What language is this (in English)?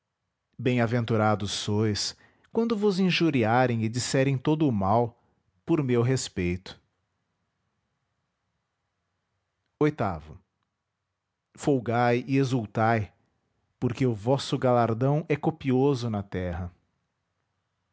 Portuguese